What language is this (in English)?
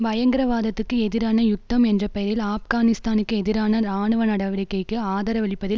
Tamil